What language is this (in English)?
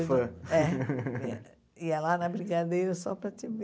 Portuguese